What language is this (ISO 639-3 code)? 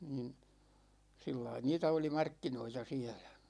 fin